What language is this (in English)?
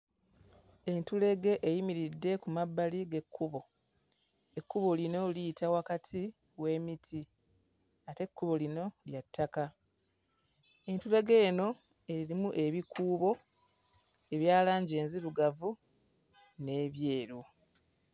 Ganda